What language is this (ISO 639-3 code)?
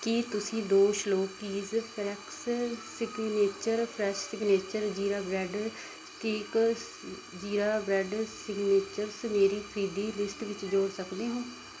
pan